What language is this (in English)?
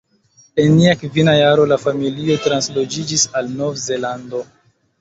Esperanto